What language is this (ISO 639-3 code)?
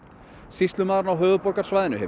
isl